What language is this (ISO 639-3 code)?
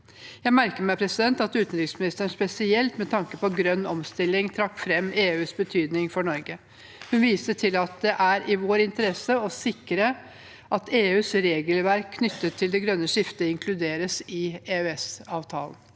nor